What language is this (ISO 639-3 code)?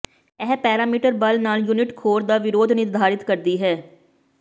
pan